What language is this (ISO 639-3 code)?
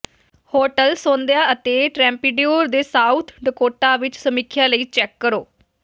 pan